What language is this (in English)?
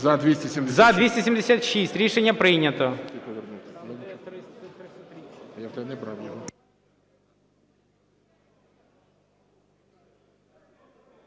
Ukrainian